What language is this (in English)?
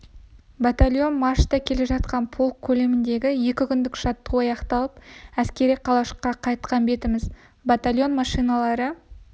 Kazakh